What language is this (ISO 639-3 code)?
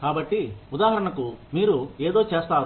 tel